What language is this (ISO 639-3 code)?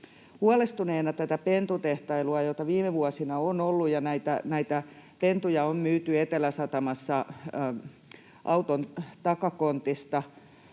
fin